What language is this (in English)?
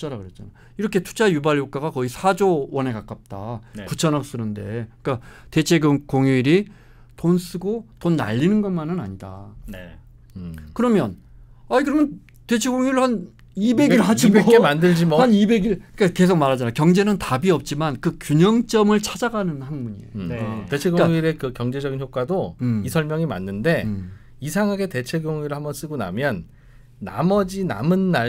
Korean